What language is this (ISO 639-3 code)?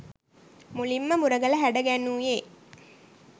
sin